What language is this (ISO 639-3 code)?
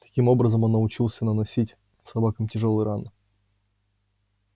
rus